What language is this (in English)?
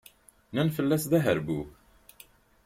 Kabyle